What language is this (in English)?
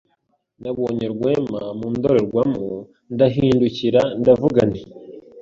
Kinyarwanda